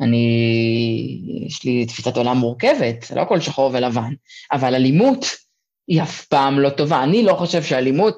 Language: Hebrew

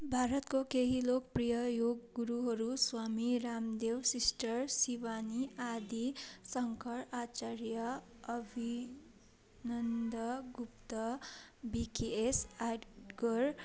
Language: Nepali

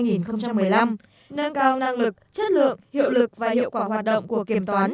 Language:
Vietnamese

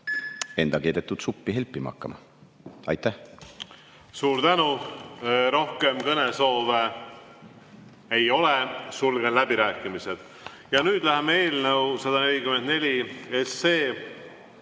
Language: Estonian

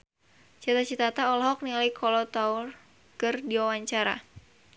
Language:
Sundanese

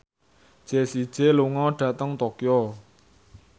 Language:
Javanese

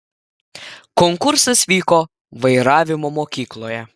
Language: Lithuanian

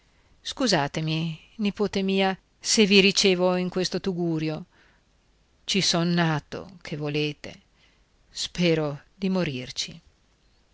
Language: Italian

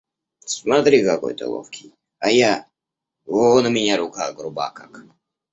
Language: Russian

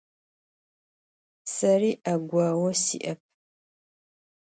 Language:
Adyghe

